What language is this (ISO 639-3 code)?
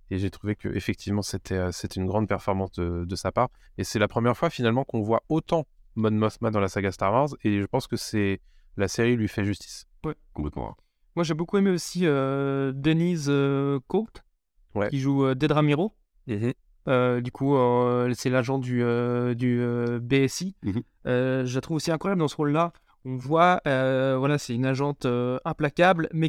fra